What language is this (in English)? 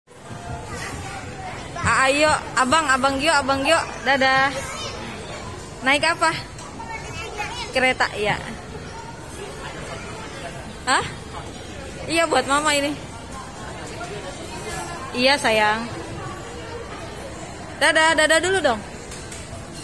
Indonesian